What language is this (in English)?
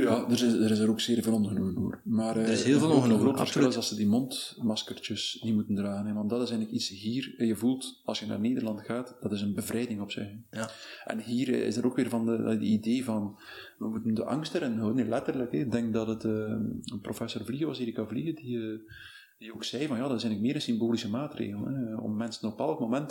Dutch